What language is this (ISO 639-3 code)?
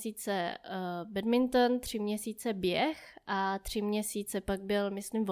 ces